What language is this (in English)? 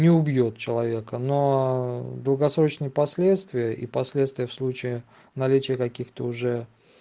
Russian